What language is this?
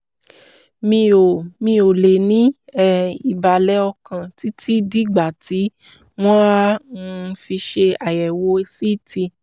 Yoruba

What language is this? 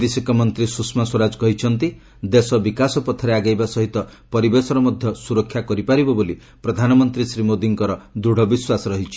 Odia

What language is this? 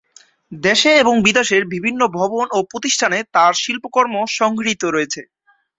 Bangla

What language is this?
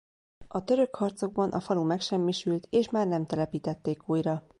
Hungarian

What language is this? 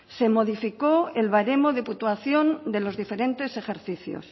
Spanish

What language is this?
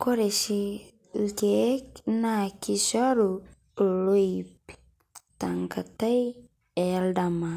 Masai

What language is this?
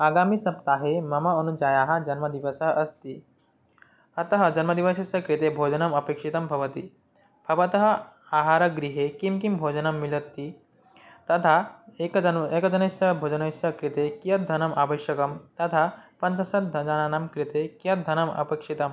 Sanskrit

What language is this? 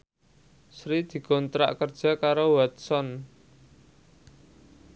Javanese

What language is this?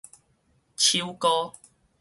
Min Nan Chinese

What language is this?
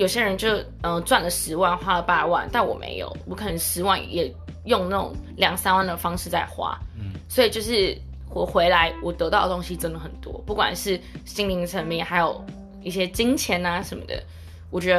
Chinese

